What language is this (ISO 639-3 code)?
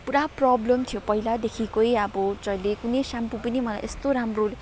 nep